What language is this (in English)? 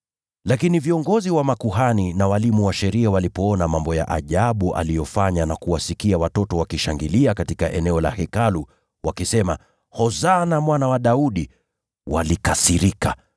Swahili